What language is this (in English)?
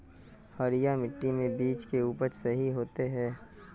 Magahi